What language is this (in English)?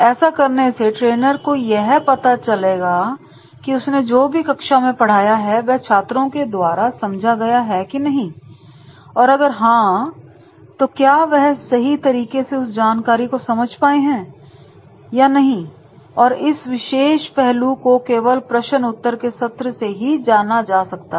Hindi